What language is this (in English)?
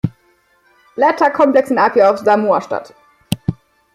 German